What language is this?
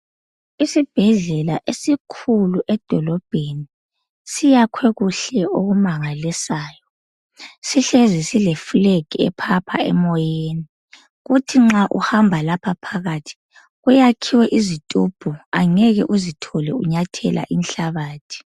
North Ndebele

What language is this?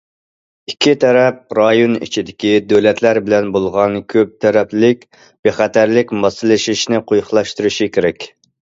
Uyghur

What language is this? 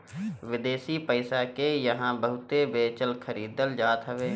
Bhojpuri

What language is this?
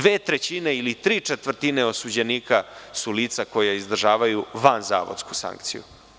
Serbian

